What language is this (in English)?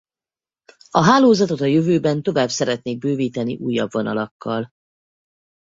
Hungarian